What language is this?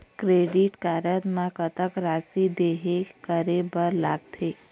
Chhattisgarhi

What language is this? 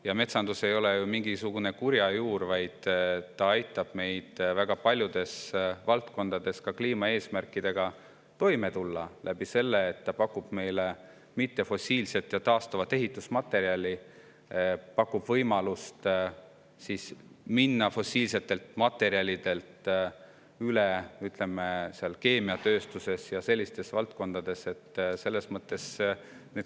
Estonian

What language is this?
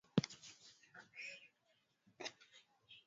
Swahili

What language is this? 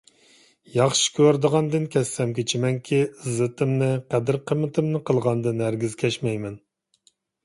Uyghur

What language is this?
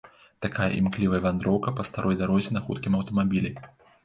Belarusian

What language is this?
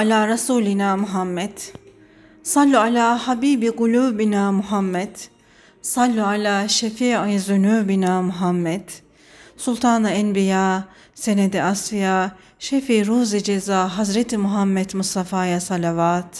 Turkish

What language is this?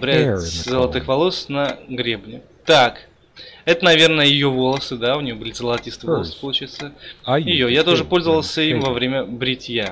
Russian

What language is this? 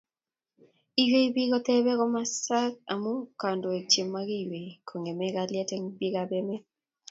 Kalenjin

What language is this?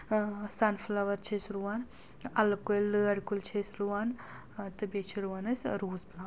Kashmiri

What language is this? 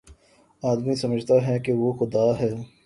Urdu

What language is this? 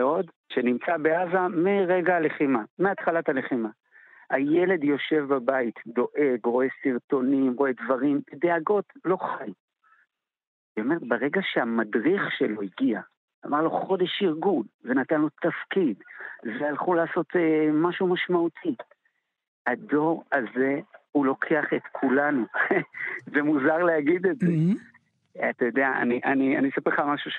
Hebrew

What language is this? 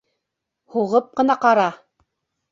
Bashkir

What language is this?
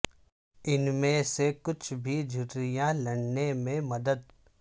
Urdu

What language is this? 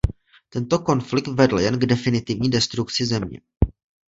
Czech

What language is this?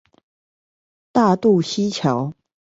Chinese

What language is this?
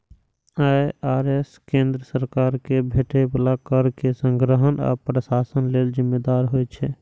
Maithili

